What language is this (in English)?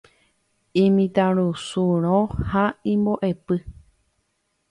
Guarani